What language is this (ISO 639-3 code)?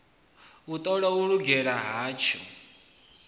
ven